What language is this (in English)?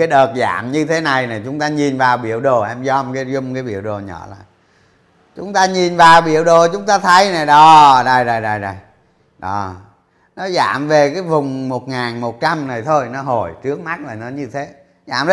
Vietnamese